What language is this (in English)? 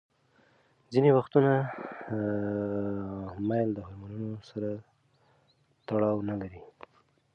Pashto